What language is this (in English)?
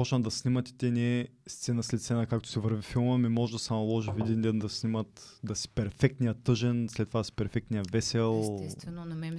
Bulgarian